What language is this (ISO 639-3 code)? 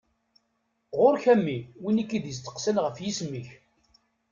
kab